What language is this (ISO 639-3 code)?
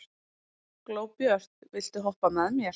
isl